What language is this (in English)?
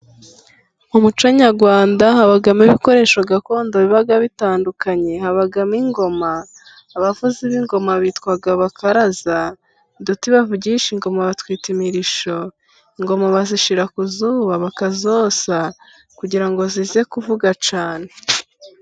Kinyarwanda